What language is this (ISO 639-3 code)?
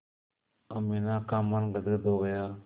hin